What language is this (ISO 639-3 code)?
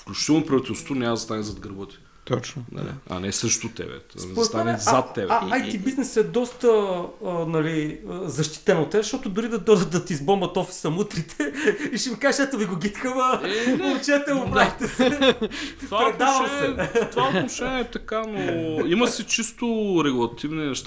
bul